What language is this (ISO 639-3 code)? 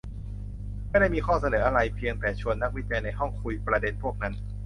tha